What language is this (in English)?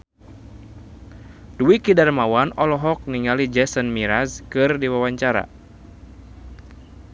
Sundanese